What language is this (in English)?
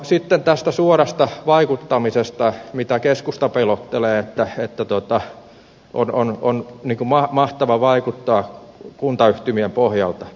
Finnish